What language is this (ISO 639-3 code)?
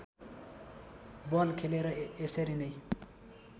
nep